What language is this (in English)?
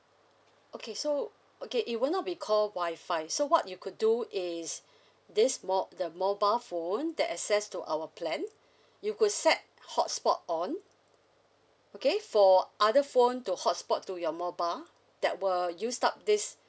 English